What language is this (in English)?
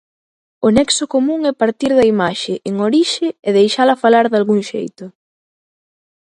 Galician